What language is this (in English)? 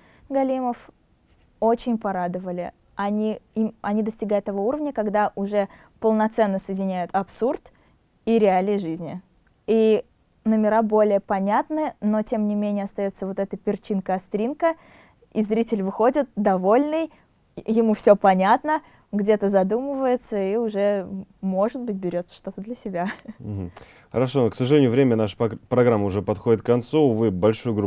Russian